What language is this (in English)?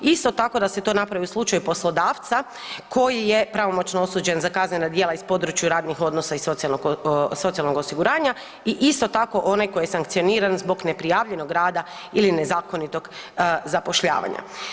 Croatian